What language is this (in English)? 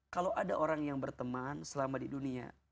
Indonesian